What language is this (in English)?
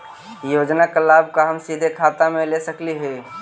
Magahi